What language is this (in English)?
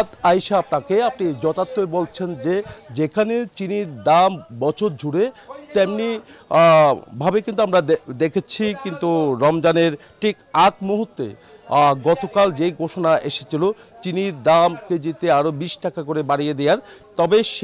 Arabic